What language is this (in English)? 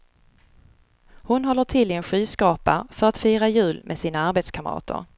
Swedish